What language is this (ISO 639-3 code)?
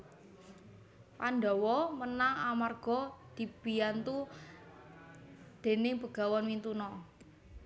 jav